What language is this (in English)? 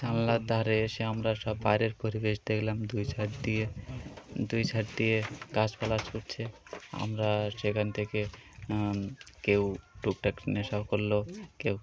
Bangla